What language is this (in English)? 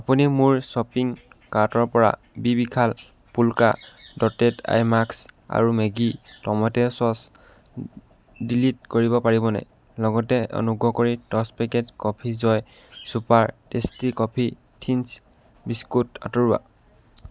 Assamese